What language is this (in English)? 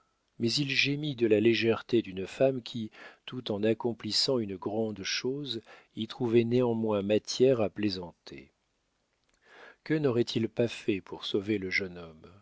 French